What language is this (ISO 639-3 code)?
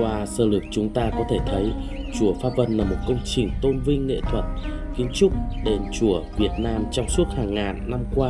vie